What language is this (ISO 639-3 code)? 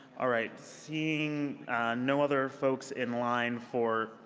eng